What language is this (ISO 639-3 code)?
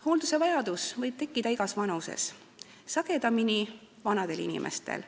est